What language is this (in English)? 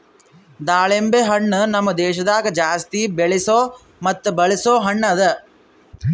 Kannada